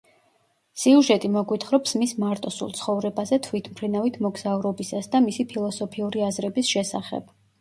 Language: Georgian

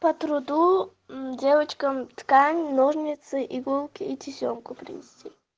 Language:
Russian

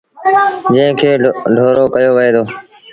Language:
Sindhi Bhil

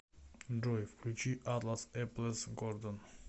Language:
Russian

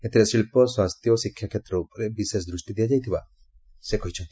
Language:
Odia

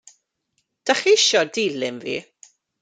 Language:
Welsh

